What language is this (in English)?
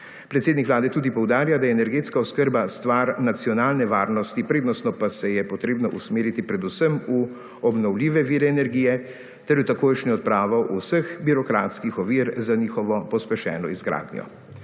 Slovenian